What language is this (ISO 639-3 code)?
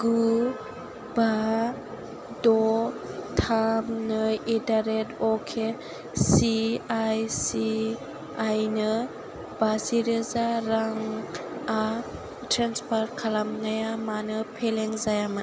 brx